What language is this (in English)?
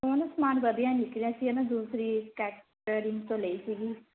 Punjabi